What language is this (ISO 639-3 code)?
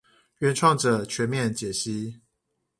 zho